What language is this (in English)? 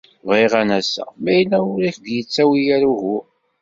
Kabyle